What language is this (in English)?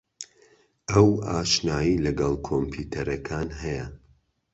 Central Kurdish